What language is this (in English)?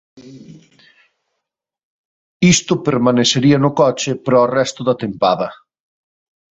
Galician